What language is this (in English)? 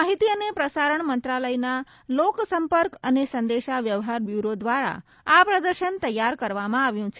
Gujarati